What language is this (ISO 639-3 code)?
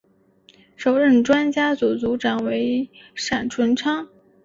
zho